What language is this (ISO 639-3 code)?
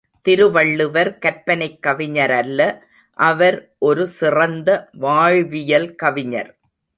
tam